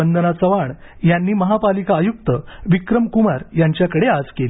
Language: Marathi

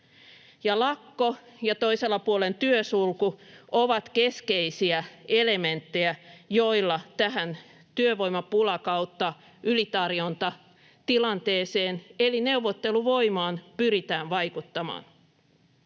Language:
Finnish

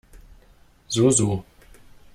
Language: German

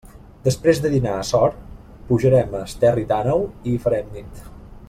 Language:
Catalan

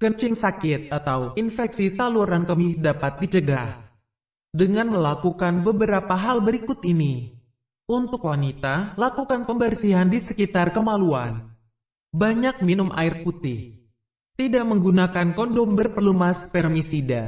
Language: Indonesian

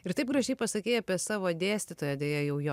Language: Lithuanian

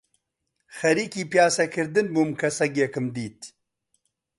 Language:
Central Kurdish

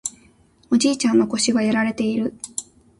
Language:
Japanese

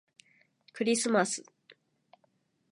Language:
Japanese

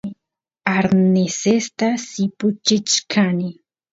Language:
Santiago del Estero Quichua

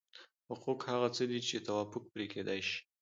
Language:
Pashto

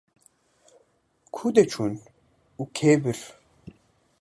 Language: Kurdish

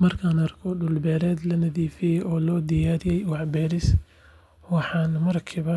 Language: Somali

